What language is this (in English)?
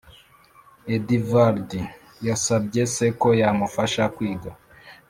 Kinyarwanda